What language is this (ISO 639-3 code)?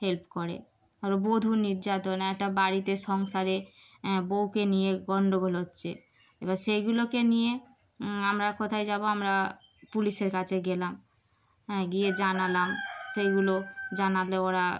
ben